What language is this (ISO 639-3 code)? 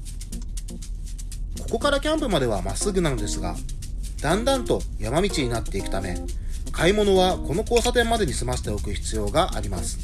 jpn